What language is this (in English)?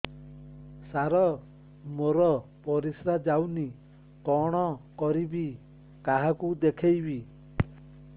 Odia